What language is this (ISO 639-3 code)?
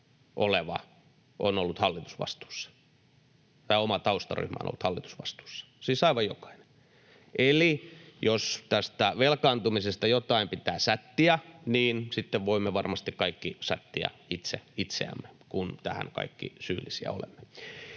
fin